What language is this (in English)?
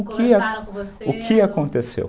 Portuguese